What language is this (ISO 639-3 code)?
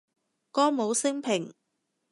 yue